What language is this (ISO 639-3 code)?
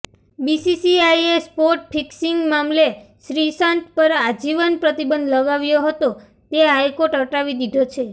guj